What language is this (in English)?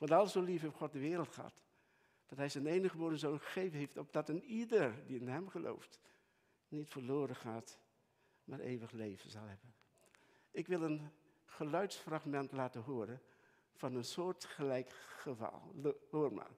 Dutch